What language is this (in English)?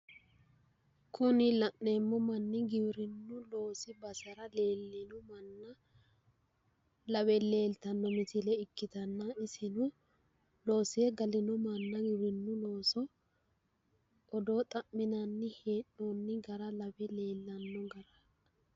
Sidamo